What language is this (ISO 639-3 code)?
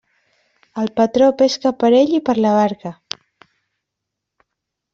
cat